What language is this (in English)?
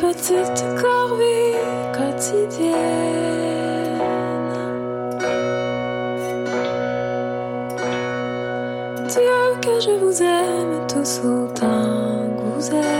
French